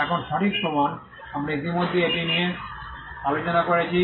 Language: Bangla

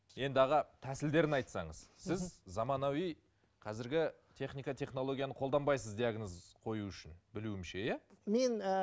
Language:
Kazakh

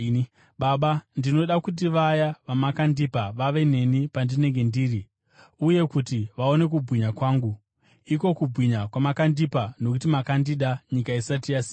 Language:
Shona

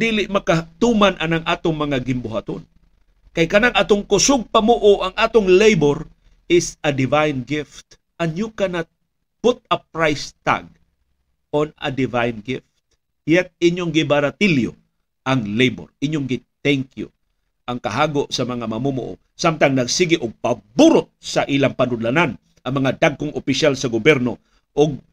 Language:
Filipino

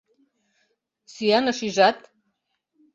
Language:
Mari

